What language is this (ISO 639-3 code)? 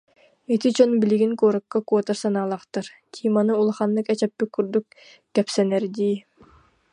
sah